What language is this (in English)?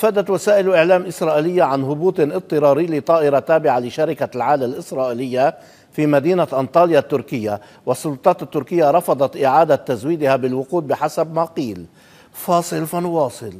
Arabic